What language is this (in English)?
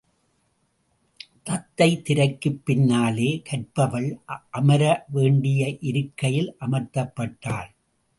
Tamil